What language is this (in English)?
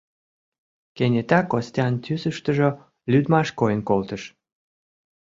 Mari